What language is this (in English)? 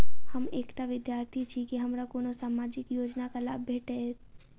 Maithili